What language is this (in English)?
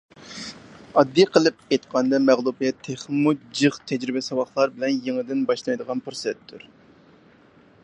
Uyghur